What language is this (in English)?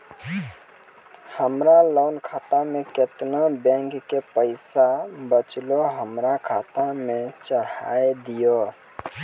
Maithili